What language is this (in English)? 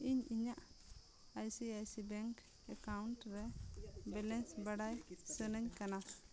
Santali